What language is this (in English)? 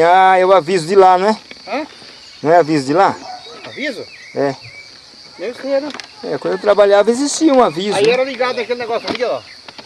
Portuguese